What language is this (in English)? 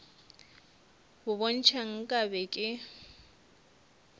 Northern Sotho